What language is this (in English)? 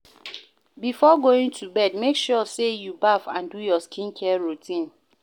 Nigerian Pidgin